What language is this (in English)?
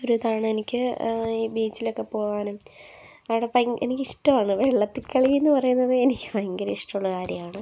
Malayalam